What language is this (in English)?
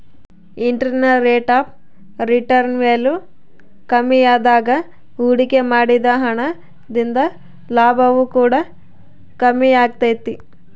Kannada